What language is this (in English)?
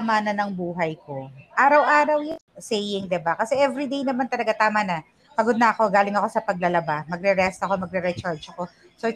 Filipino